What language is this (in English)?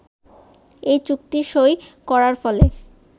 Bangla